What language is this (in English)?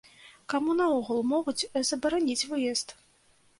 Belarusian